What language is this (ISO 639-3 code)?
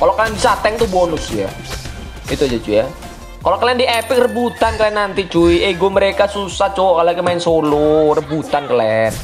ind